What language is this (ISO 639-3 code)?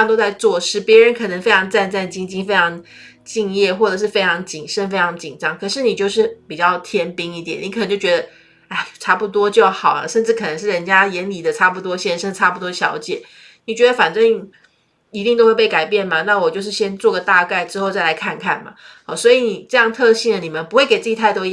zho